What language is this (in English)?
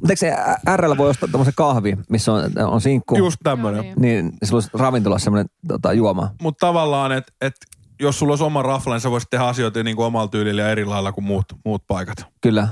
Finnish